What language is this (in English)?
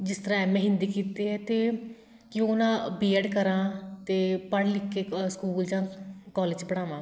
Punjabi